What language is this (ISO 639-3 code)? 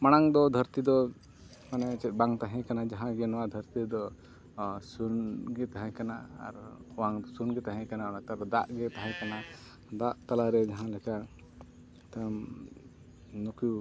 sat